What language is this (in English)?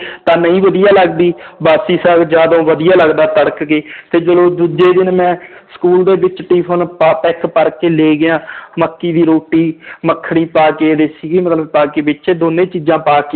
Punjabi